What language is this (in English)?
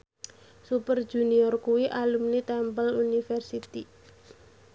Javanese